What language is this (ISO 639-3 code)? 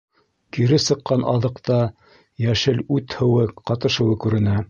bak